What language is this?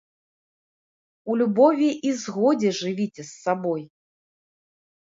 Belarusian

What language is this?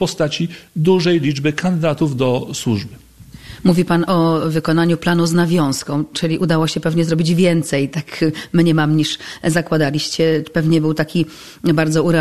Polish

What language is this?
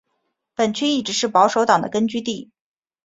Chinese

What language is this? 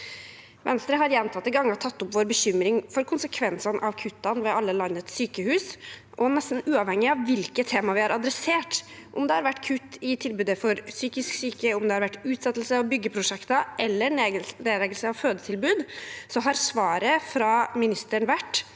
Norwegian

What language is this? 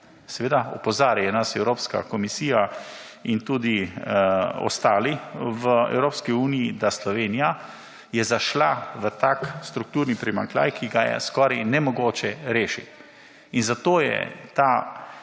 Slovenian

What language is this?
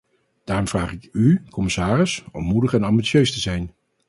Dutch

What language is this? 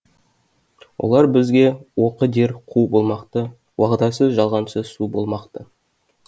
Kazakh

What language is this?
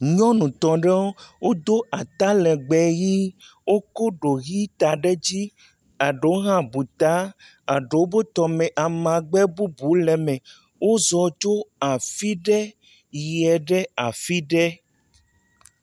Ewe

